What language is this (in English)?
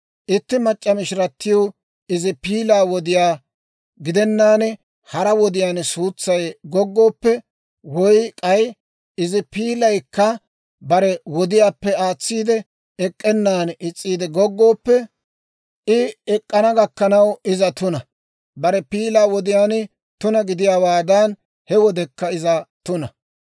Dawro